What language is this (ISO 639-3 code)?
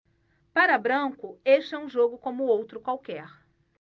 por